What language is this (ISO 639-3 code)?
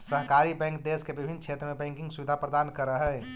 mag